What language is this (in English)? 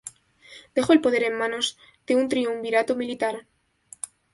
Spanish